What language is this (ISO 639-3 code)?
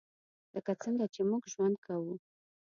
pus